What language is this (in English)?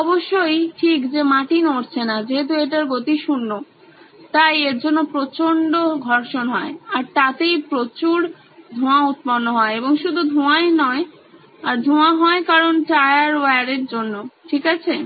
Bangla